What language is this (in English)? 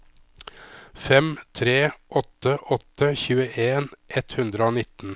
Norwegian